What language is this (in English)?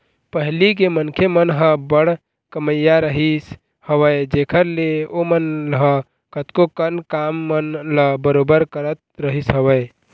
Chhattisgarhi